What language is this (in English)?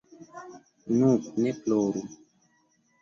Esperanto